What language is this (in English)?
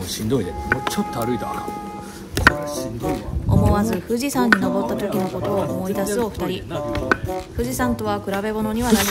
Japanese